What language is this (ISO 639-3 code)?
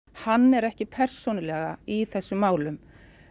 isl